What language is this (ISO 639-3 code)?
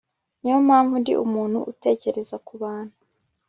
kin